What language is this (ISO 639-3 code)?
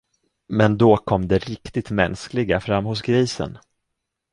swe